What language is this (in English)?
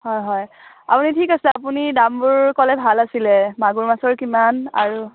Assamese